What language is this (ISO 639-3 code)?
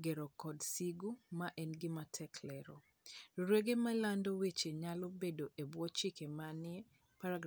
luo